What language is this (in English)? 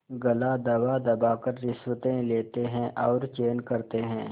Hindi